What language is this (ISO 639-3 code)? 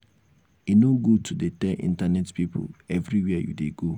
pcm